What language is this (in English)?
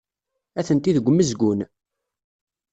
Kabyle